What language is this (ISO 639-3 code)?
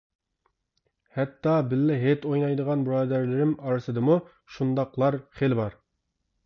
uig